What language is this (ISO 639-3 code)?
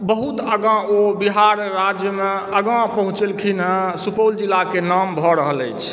mai